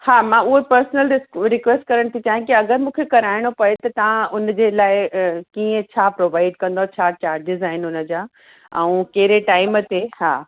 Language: Sindhi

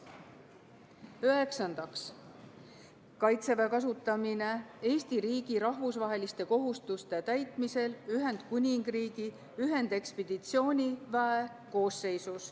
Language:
Estonian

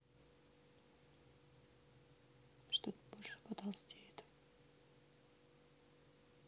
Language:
Russian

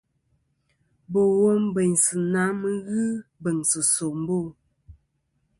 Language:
Kom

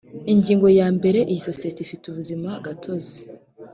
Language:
Kinyarwanda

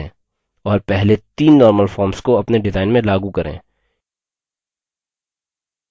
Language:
Hindi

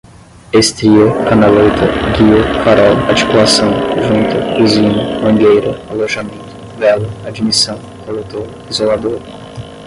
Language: Portuguese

